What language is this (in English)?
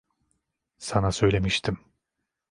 Turkish